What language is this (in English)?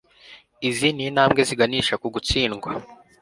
Kinyarwanda